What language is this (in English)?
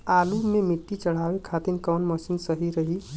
Bhojpuri